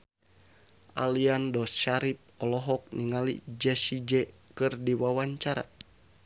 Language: Sundanese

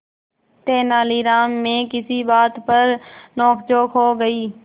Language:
Hindi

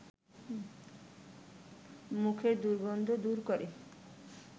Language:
Bangla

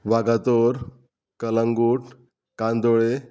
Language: Konkani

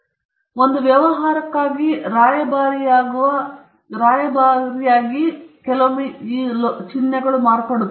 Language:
Kannada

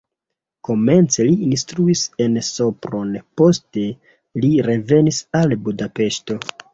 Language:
Esperanto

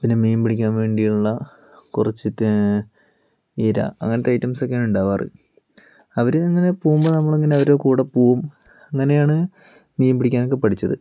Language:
Malayalam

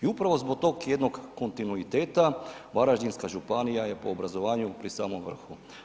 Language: Croatian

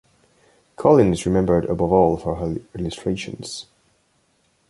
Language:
English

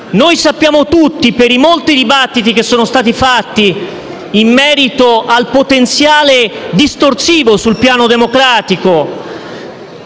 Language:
Italian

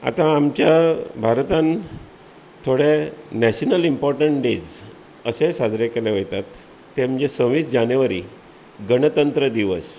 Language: Konkani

